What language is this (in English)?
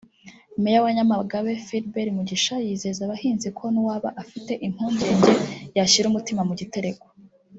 Kinyarwanda